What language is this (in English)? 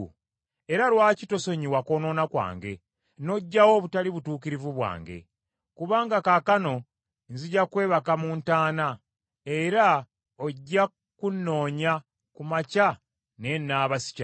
Ganda